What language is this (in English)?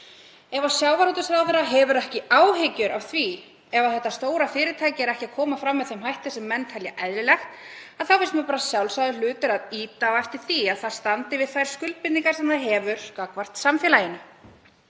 Icelandic